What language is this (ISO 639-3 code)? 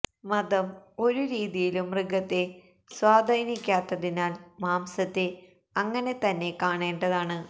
mal